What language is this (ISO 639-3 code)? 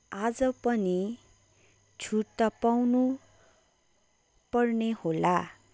nep